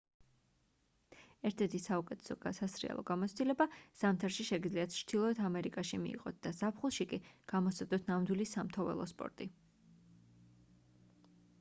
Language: Georgian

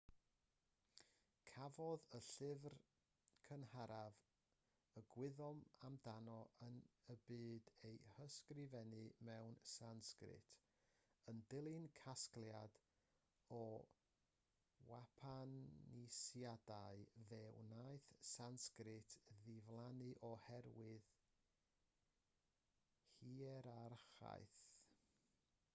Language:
Welsh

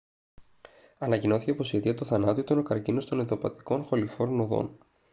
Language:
Greek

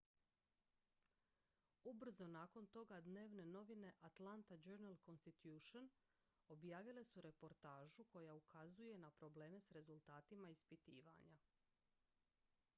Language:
Croatian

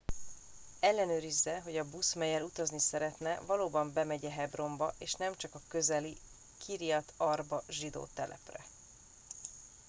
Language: Hungarian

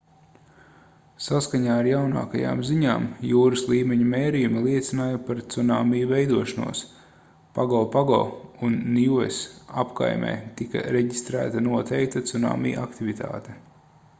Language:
Latvian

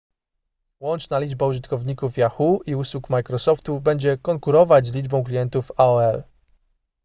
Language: Polish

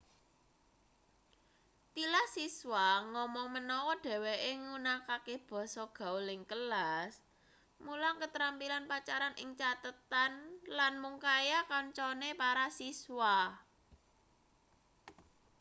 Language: Javanese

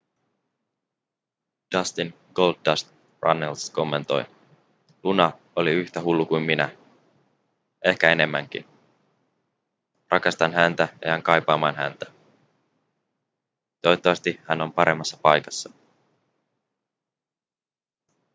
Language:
Finnish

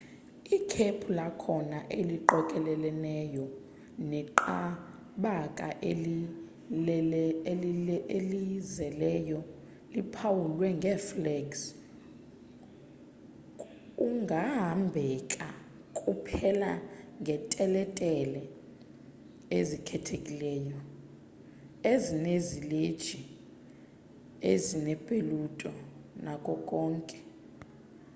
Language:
Xhosa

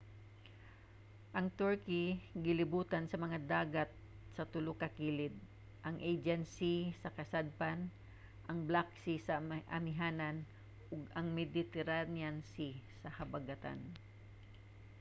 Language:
Cebuano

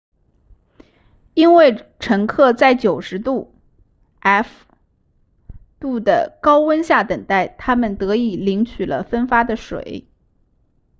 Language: Chinese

